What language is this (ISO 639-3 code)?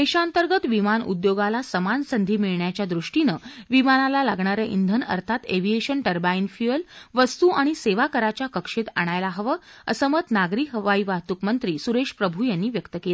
mar